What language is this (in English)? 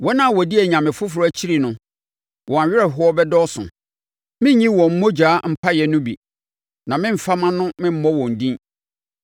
Akan